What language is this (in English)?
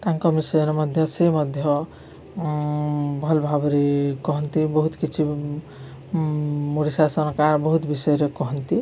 Odia